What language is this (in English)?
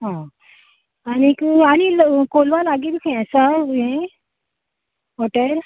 Konkani